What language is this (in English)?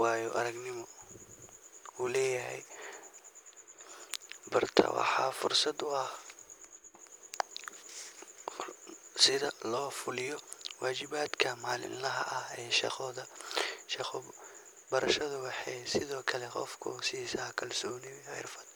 Somali